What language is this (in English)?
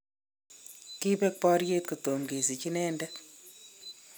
Kalenjin